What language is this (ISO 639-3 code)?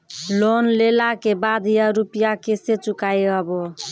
mai